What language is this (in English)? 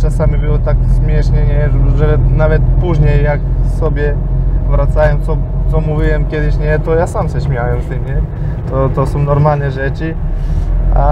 Polish